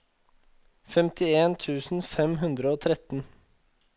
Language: Norwegian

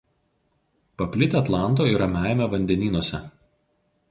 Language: Lithuanian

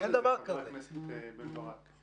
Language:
Hebrew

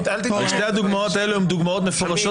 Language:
Hebrew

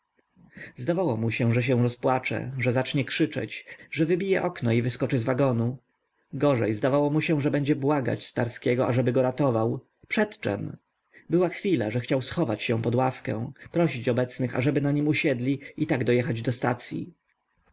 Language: Polish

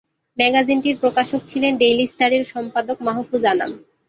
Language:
Bangla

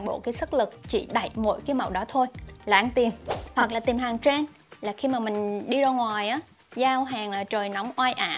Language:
Vietnamese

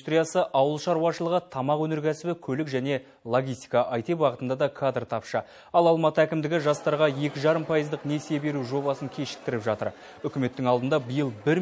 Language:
Romanian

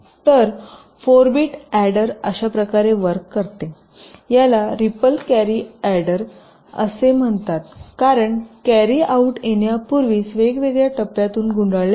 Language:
Marathi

